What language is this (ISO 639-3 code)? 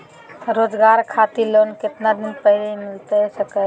mag